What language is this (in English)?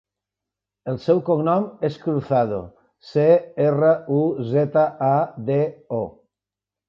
Catalan